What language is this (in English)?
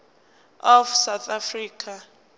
Zulu